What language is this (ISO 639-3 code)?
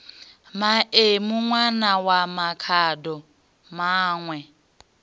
ven